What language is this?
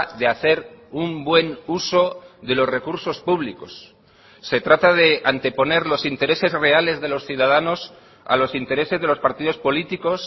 Spanish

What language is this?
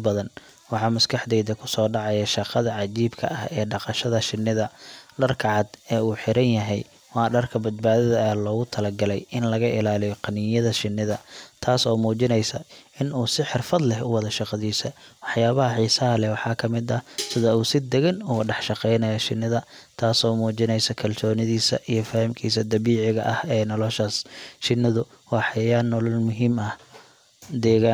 Somali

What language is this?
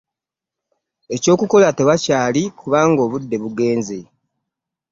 Ganda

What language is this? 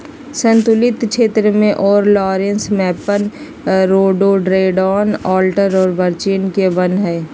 Magahi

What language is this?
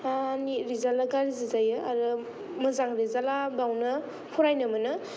Bodo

